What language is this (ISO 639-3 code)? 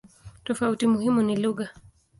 swa